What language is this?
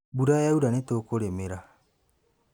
Kikuyu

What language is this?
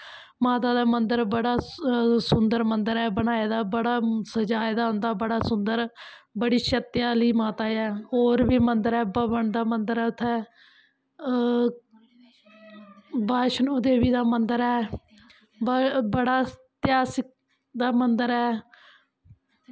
Dogri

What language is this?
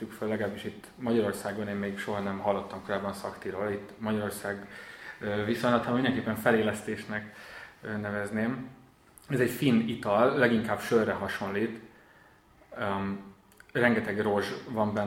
Hungarian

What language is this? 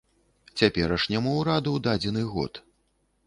Belarusian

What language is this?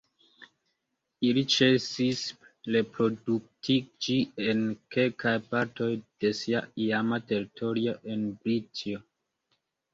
Esperanto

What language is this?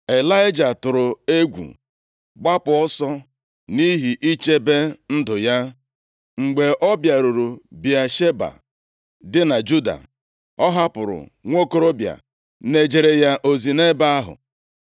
Igbo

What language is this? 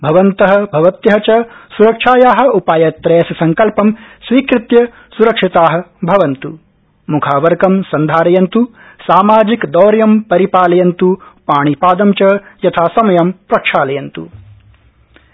Sanskrit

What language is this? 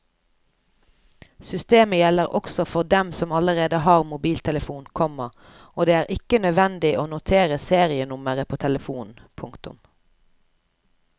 Norwegian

